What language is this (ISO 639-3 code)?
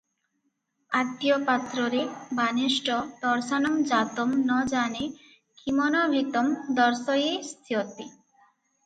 ori